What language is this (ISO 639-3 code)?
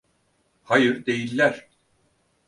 tur